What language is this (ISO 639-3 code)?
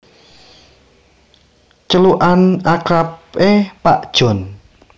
jav